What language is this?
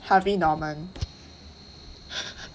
English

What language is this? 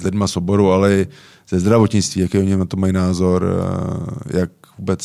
Czech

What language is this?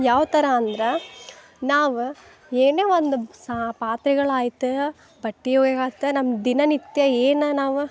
Kannada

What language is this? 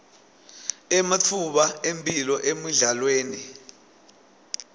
Swati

